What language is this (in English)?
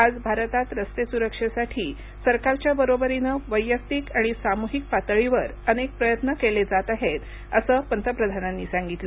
Marathi